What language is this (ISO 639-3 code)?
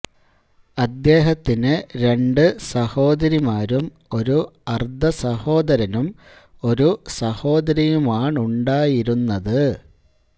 mal